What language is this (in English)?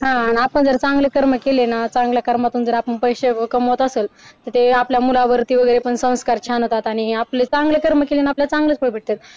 Marathi